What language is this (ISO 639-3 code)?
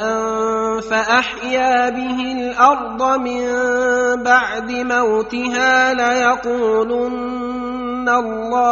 ara